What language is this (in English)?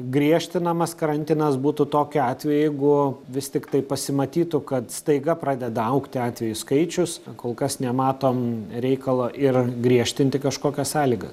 Lithuanian